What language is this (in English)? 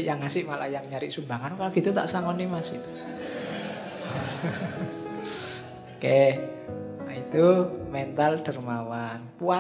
Indonesian